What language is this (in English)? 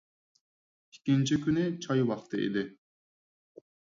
Uyghur